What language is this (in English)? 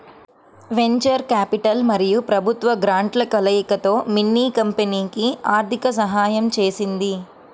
Telugu